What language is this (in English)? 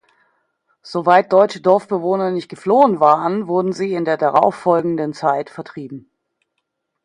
German